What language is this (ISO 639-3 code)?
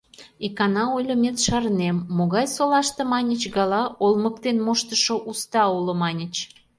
chm